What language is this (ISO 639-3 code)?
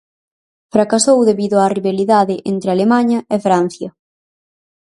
glg